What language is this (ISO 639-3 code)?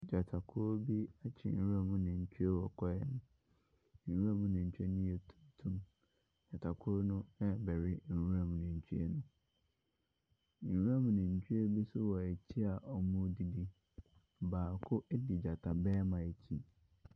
aka